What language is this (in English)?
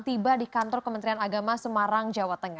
Indonesian